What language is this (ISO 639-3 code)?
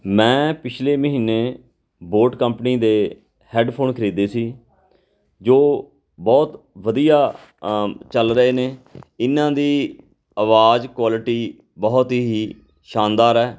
pan